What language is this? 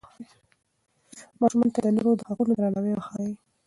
Pashto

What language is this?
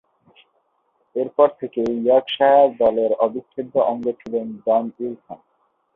Bangla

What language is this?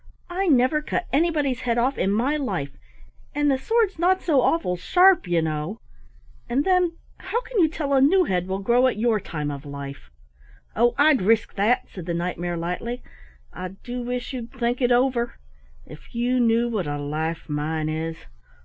English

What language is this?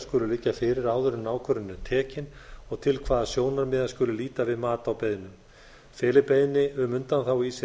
Icelandic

